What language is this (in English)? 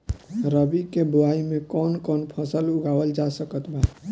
Bhojpuri